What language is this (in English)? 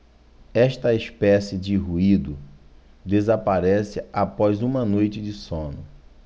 Portuguese